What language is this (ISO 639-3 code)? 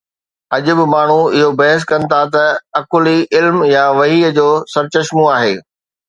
snd